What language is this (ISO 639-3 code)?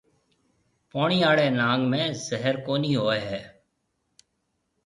mve